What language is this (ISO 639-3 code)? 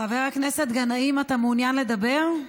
heb